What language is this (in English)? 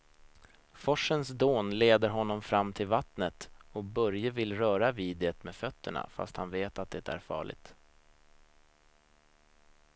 Swedish